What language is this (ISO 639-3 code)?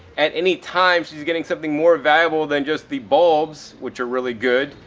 eng